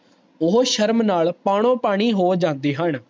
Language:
Punjabi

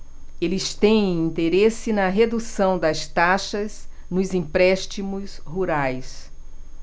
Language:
Portuguese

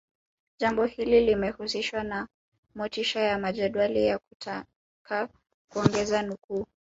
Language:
Swahili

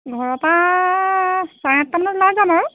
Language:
Assamese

